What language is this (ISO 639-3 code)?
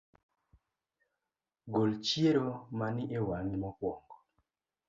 luo